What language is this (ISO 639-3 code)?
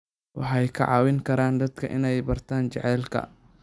som